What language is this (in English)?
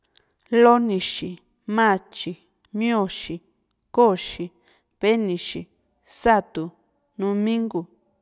Juxtlahuaca Mixtec